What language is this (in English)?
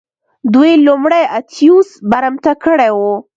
Pashto